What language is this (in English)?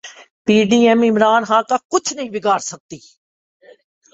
Urdu